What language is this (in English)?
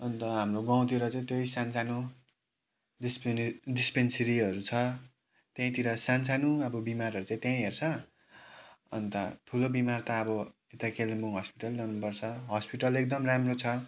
Nepali